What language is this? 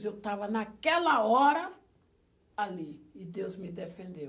Portuguese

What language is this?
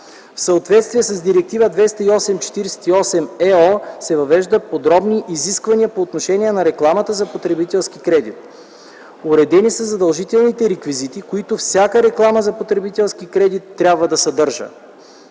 Bulgarian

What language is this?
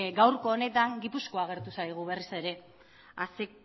Basque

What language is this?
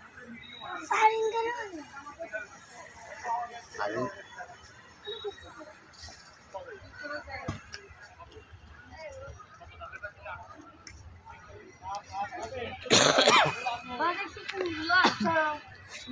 Vietnamese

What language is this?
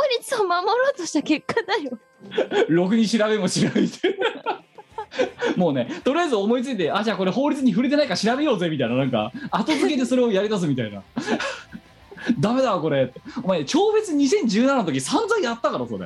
Japanese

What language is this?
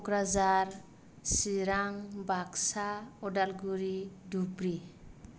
Bodo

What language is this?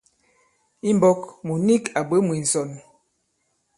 Bankon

